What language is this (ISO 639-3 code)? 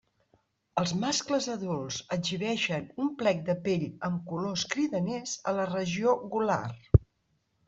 cat